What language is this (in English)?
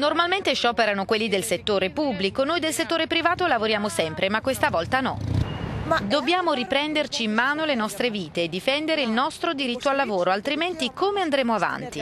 Italian